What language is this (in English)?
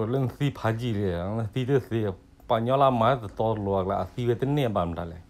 Thai